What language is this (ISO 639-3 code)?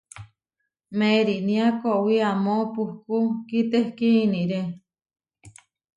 var